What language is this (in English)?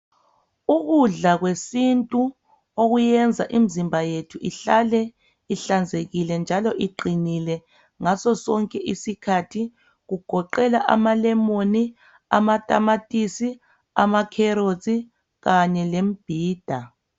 North Ndebele